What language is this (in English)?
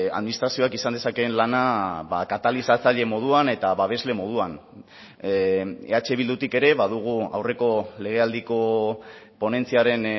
Basque